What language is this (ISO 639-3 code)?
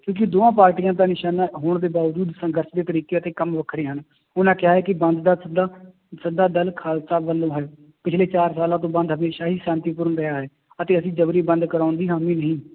pan